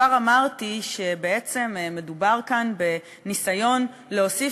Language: Hebrew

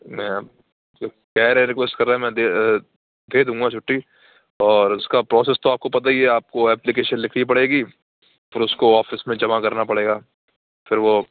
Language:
Urdu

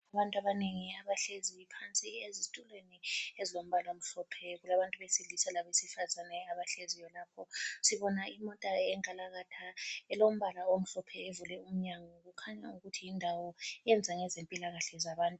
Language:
North Ndebele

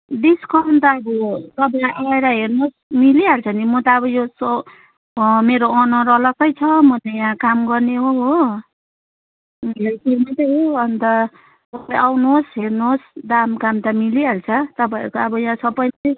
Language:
Nepali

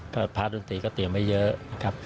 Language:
Thai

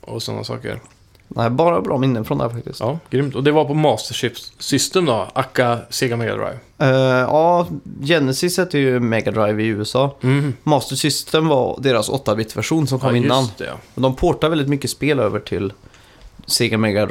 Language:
Swedish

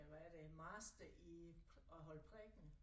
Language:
Danish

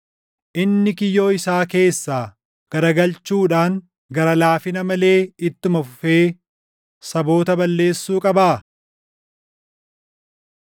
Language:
Oromo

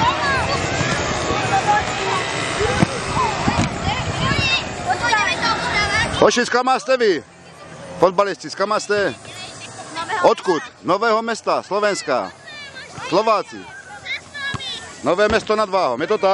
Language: Czech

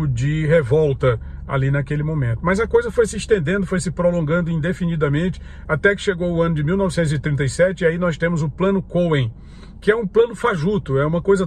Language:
Portuguese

